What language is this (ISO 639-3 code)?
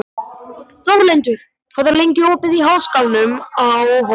isl